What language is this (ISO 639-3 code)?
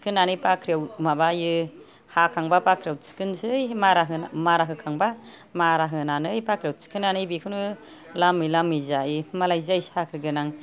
brx